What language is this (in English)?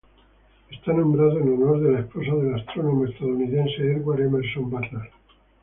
Spanish